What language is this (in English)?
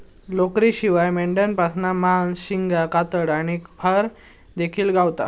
Marathi